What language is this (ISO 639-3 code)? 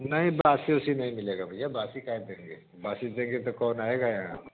hin